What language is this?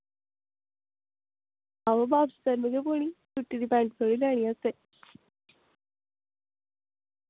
Dogri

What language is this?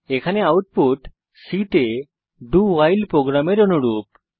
Bangla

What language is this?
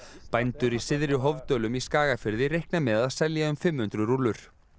Icelandic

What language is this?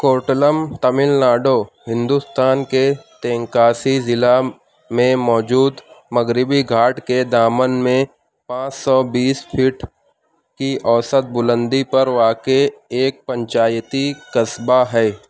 Urdu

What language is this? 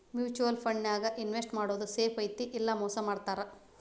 Kannada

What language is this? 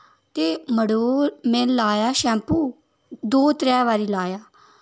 Dogri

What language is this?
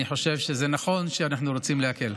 Hebrew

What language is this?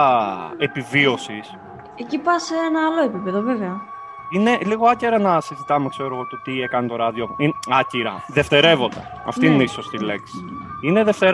Greek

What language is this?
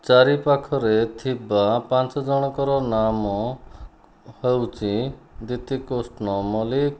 Odia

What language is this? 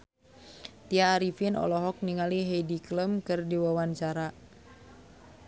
Sundanese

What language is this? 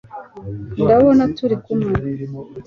Kinyarwanda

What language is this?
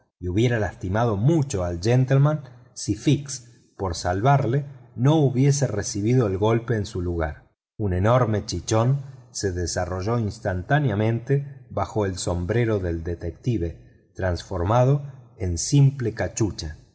Spanish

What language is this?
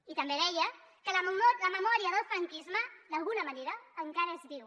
Catalan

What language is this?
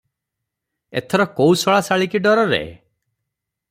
Odia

